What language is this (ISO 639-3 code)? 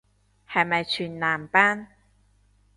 yue